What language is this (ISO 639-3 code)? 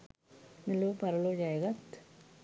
sin